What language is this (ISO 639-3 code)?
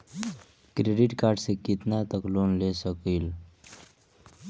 bho